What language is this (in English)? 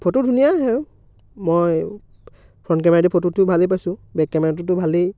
Assamese